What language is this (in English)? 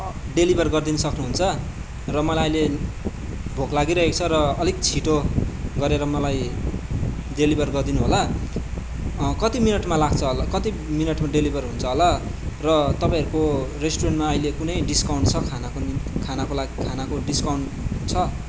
Nepali